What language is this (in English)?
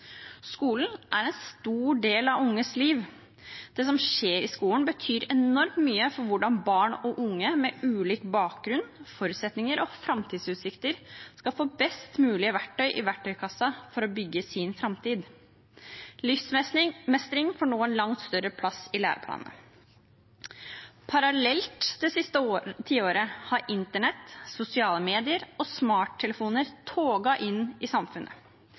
Norwegian Bokmål